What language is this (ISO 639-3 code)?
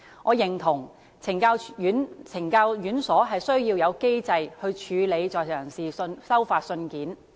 yue